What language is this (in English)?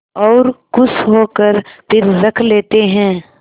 Hindi